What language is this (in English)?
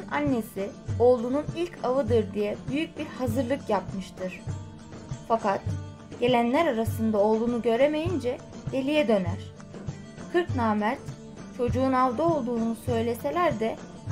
Turkish